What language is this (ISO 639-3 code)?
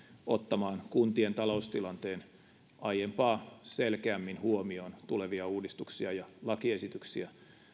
fin